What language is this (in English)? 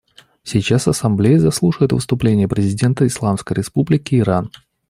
Russian